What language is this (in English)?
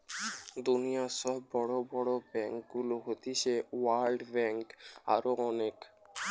Bangla